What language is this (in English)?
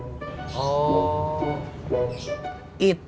Indonesian